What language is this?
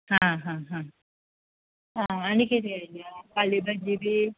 Konkani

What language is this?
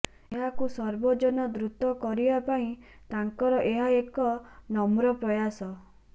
Odia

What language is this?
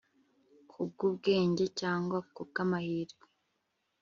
Kinyarwanda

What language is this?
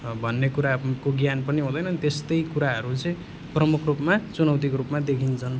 Nepali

